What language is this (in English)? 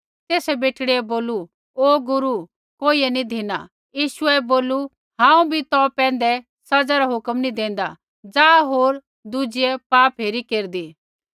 Kullu Pahari